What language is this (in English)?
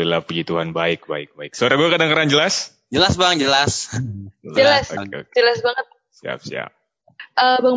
Indonesian